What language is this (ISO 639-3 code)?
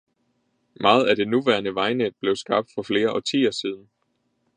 dan